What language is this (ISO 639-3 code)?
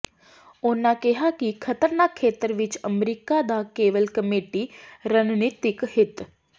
pan